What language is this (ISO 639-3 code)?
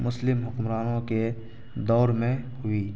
urd